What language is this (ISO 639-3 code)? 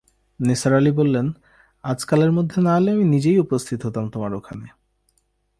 ben